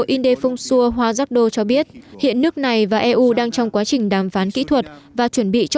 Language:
Vietnamese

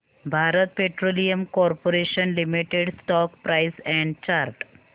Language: Marathi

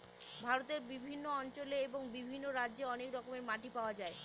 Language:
Bangla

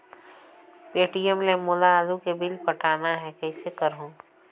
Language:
Chhattisgarhi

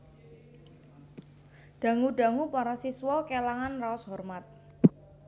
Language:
Javanese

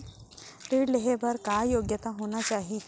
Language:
Chhattisgarhi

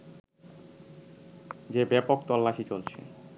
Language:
Bangla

